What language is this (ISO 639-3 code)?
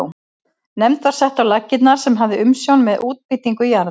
isl